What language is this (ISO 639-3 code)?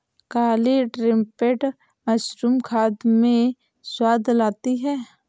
hin